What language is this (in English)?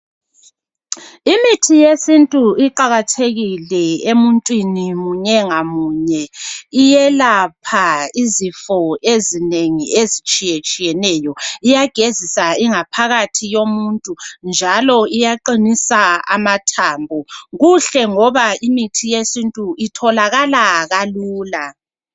North Ndebele